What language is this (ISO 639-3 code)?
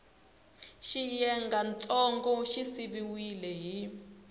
tso